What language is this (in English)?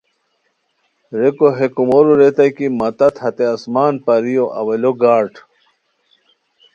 Khowar